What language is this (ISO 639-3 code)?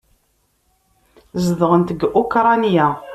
kab